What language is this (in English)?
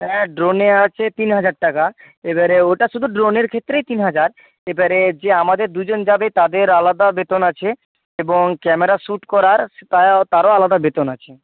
Bangla